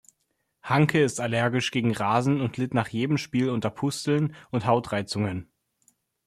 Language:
German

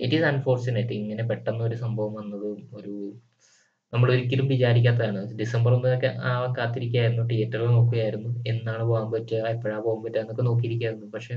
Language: Malayalam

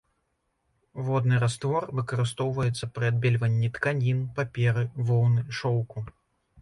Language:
Belarusian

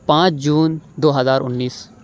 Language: Urdu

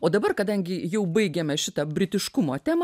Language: Lithuanian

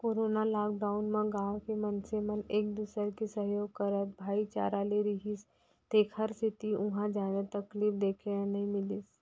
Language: Chhattisgarhi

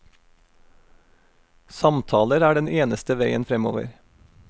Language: Norwegian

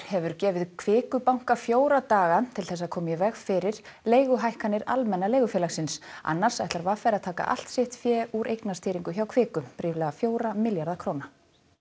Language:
Icelandic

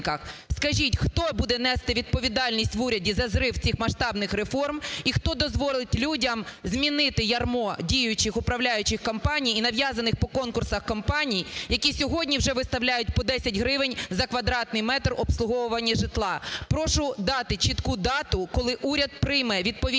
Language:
Ukrainian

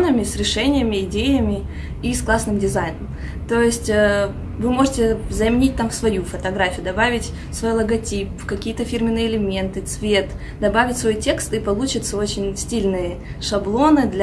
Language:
Russian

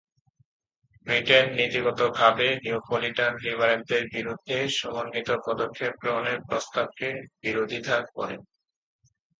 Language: Bangla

